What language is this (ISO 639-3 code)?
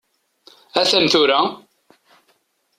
kab